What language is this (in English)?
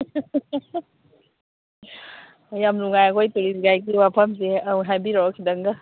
Manipuri